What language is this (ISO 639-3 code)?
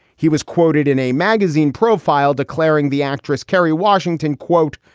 eng